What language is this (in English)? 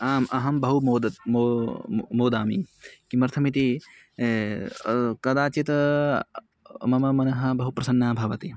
Sanskrit